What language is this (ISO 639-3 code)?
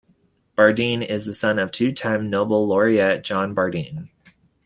eng